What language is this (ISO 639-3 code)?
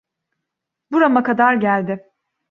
tur